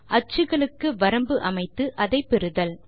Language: Tamil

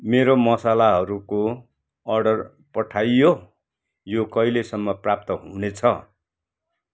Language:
Nepali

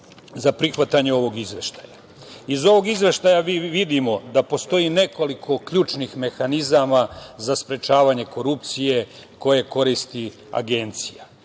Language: Serbian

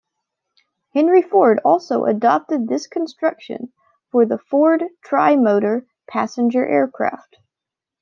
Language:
English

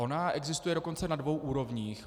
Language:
Czech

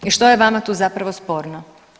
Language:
Croatian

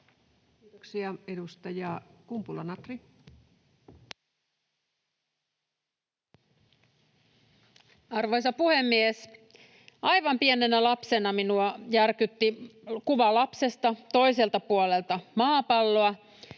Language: Finnish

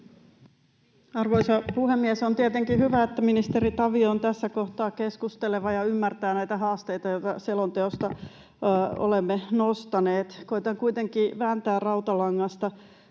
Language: Finnish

